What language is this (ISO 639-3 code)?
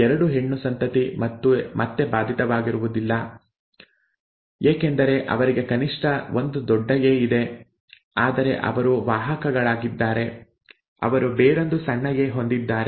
kan